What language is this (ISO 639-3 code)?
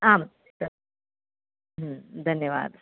san